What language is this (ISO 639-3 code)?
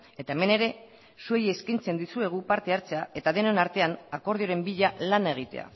eus